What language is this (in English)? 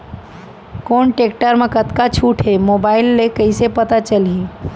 Chhattisgarhi